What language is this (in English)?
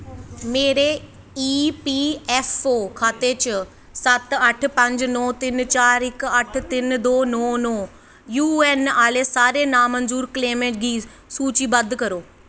Dogri